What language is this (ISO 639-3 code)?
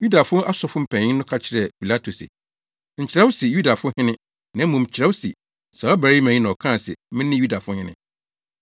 aka